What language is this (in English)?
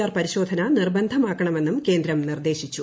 Malayalam